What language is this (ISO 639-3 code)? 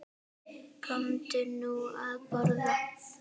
isl